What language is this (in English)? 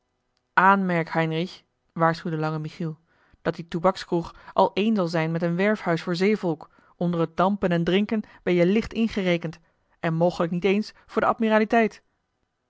Dutch